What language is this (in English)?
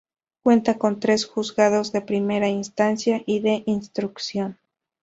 Spanish